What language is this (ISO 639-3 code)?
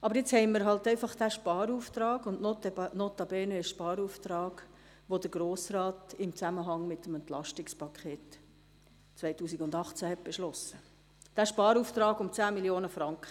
gsw